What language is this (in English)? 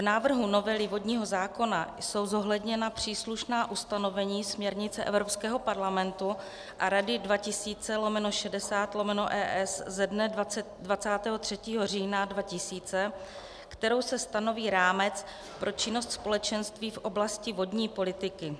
Czech